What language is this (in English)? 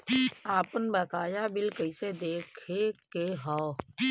Bhojpuri